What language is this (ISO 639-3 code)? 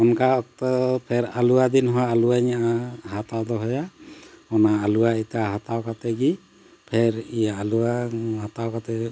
sat